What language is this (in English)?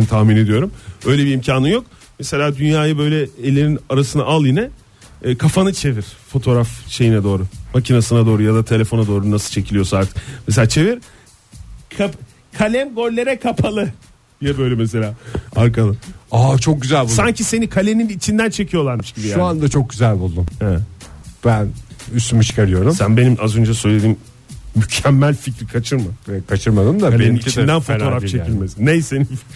Turkish